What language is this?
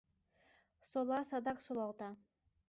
Mari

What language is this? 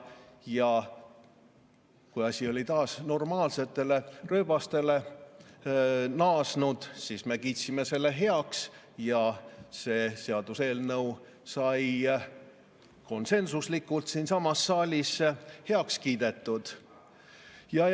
Estonian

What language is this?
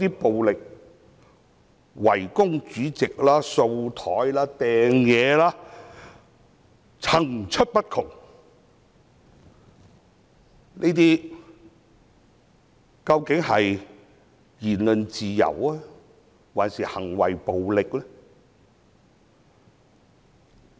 Cantonese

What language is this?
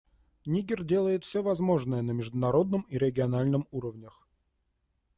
Russian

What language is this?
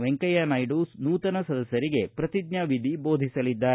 Kannada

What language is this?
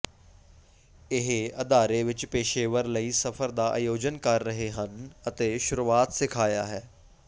Punjabi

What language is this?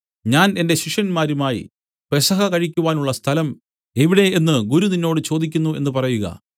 Malayalam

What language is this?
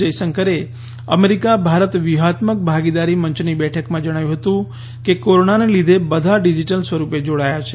Gujarati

